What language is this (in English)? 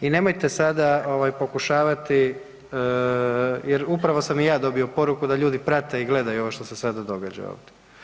Croatian